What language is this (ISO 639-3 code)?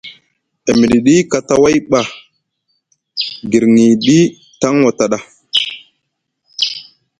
mug